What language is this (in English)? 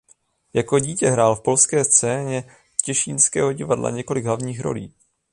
Czech